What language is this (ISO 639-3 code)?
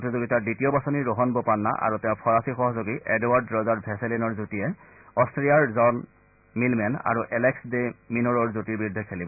asm